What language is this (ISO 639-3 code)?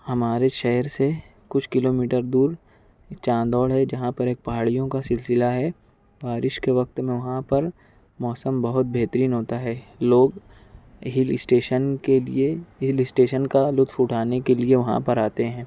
urd